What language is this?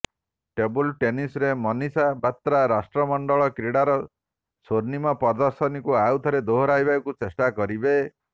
Odia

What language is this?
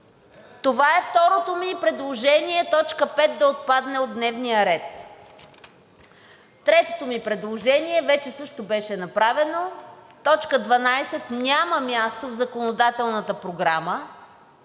Bulgarian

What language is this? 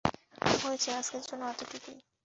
Bangla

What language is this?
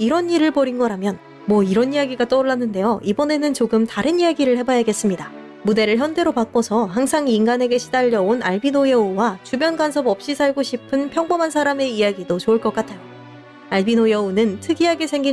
Korean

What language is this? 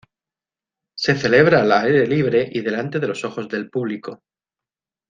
Spanish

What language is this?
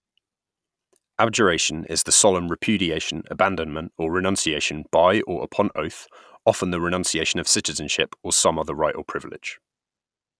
English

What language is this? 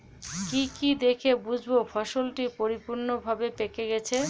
Bangla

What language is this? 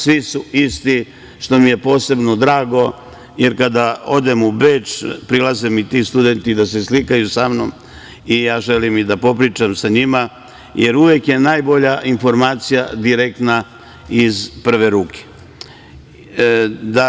Serbian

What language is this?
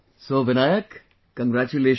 English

